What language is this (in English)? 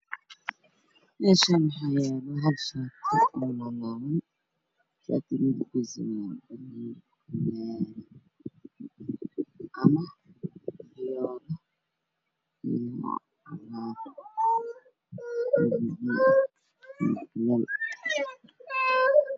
Somali